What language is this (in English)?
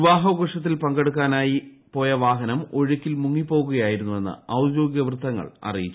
Malayalam